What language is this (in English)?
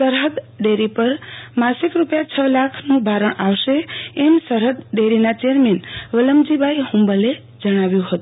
Gujarati